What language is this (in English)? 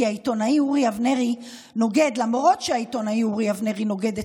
Hebrew